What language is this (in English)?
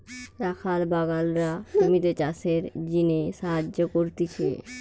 Bangla